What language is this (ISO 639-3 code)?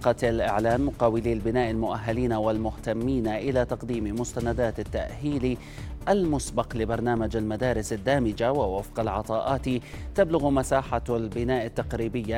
ara